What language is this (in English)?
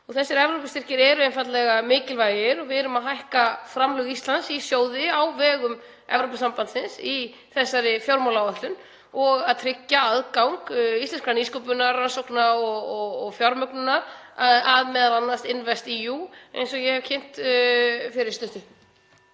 Icelandic